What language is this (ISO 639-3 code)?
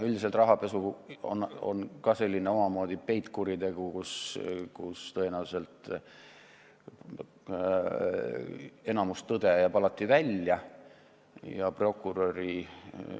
est